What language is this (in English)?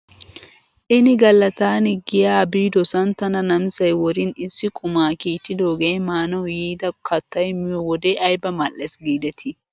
Wolaytta